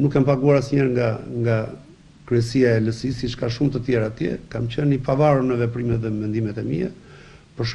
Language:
Romanian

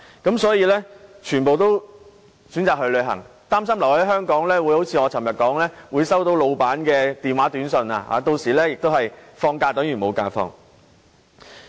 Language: Cantonese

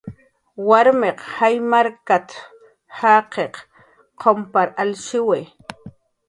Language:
Jaqaru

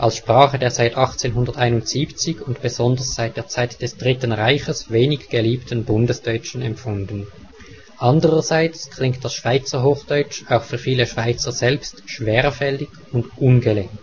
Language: German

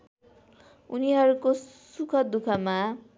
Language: Nepali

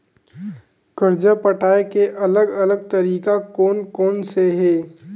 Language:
Chhattisgarhi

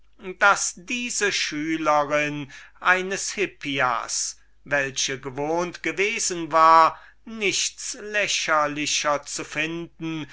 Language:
German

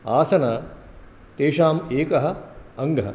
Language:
Sanskrit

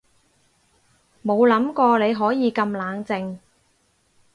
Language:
Cantonese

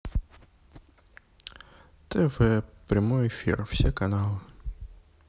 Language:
Russian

